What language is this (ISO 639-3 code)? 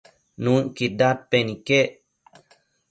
mcf